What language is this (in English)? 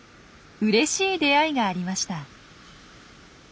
Japanese